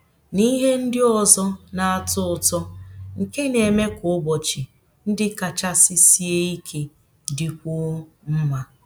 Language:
Igbo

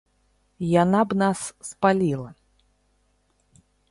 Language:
Belarusian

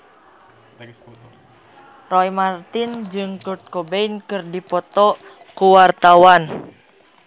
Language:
Sundanese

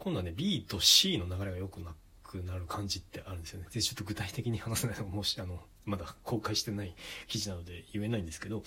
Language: Japanese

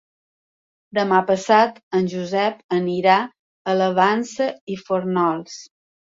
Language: Catalan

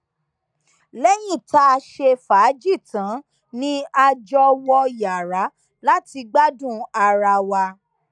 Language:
Yoruba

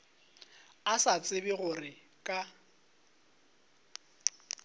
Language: Northern Sotho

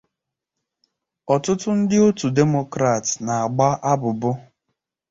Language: Igbo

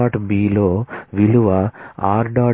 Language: Telugu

